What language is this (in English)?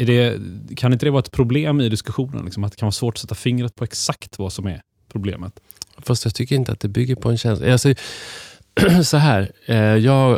Swedish